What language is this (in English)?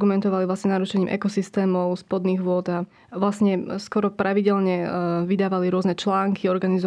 Slovak